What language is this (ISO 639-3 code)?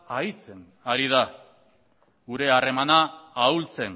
eus